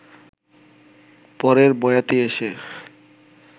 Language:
Bangla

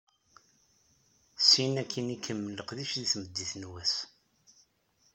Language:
Kabyle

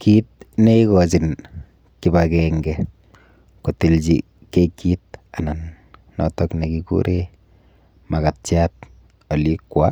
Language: Kalenjin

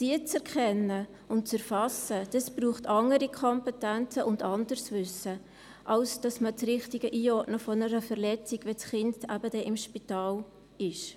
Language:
Swiss German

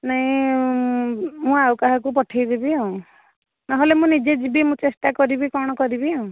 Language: Odia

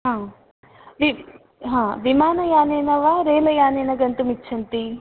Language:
Sanskrit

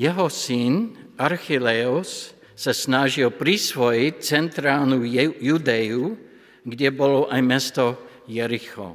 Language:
Slovak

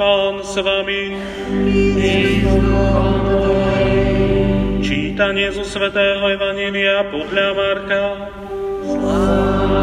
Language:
Slovak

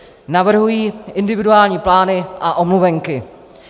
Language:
Czech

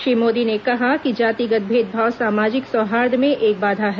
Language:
Hindi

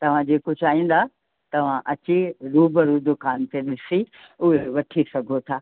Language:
Sindhi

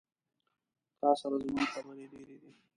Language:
Pashto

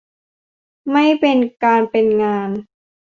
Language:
Thai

